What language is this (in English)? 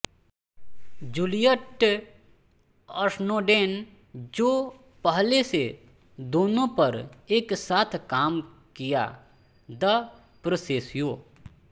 Hindi